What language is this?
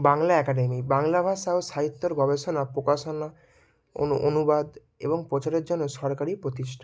Bangla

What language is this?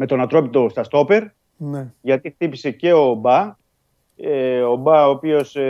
Greek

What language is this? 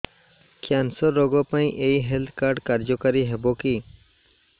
Odia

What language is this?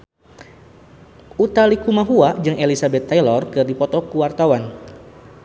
Sundanese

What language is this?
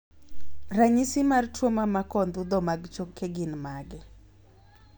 Luo (Kenya and Tanzania)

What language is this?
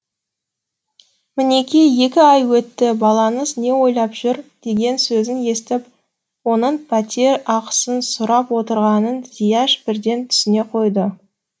Kazakh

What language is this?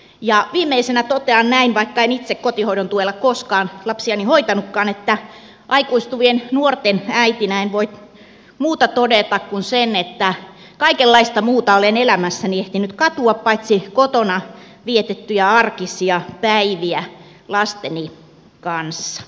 Finnish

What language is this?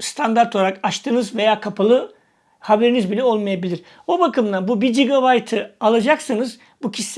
Turkish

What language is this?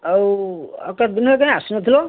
Odia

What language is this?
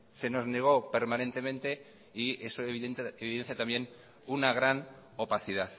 Spanish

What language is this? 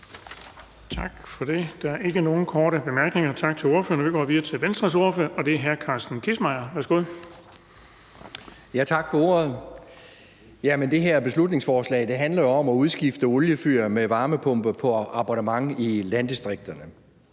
Danish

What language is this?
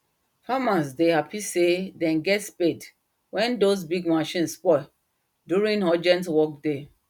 Nigerian Pidgin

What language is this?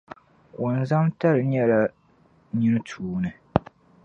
Dagbani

